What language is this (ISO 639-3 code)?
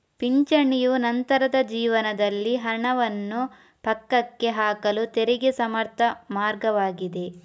kan